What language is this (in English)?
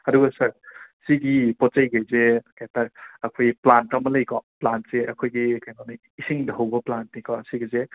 Manipuri